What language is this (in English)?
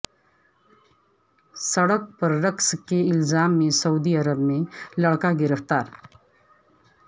Urdu